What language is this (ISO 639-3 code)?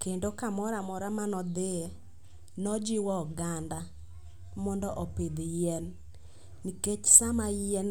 luo